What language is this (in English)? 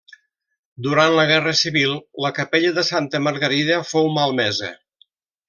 Catalan